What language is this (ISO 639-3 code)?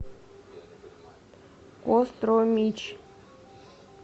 rus